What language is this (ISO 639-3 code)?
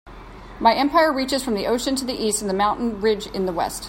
eng